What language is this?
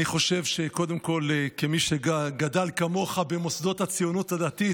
Hebrew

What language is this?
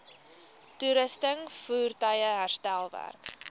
Afrikaans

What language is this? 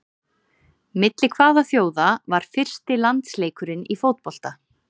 Icelandic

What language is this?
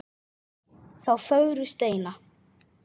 Icelandic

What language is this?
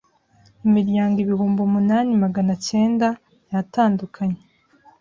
Kinyarwanda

